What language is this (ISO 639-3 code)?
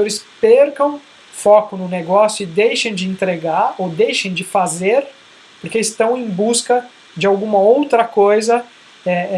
por